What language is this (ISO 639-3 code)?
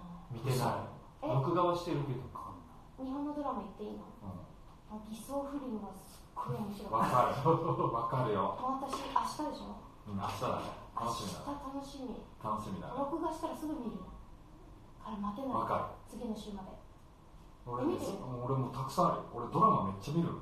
jpn